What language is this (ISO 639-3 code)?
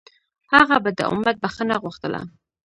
pus